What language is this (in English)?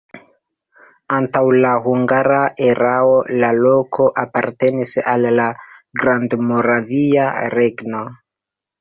Esperanto